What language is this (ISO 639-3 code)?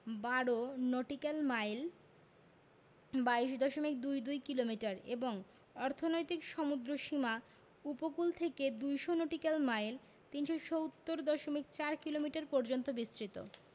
ben